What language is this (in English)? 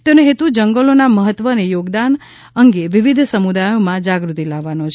Gujarati